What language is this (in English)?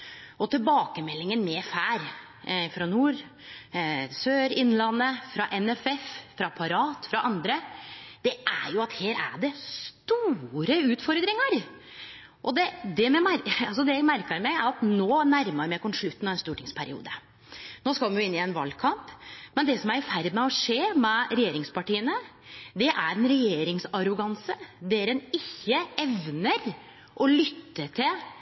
Norwegian Nynorsk